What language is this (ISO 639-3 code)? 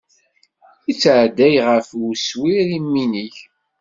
kab